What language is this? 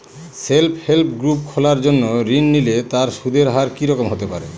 Bangla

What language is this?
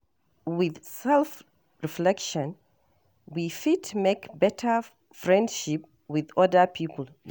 Nigerian Pidgin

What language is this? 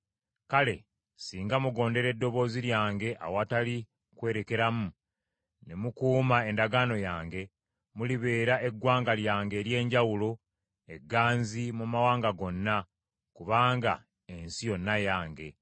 Ganda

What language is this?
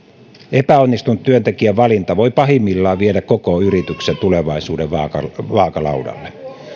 Finnish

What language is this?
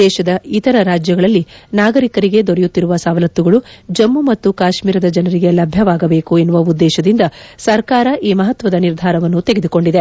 Kannada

